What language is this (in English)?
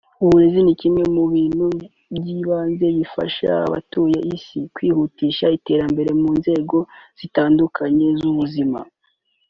Kinyarwanda